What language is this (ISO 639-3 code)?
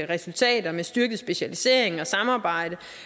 dan